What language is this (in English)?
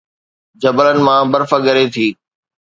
Sindhi